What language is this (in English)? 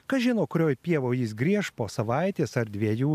Lithuanian